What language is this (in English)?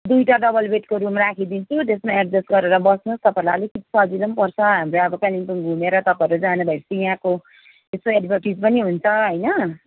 Nepali